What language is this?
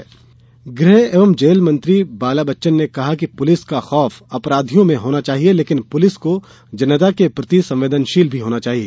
Hindi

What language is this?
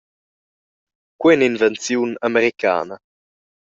Romansh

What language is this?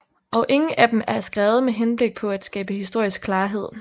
Danish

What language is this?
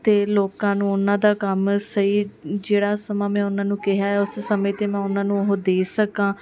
Punjabi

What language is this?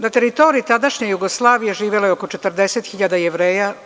Serbian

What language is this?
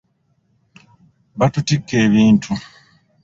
Ganda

